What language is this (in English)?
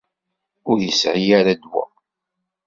Kabyle